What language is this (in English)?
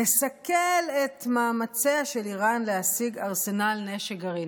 Hebrew